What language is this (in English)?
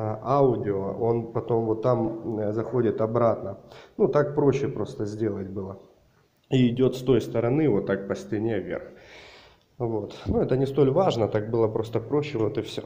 Russian